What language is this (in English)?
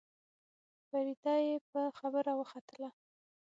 Pashto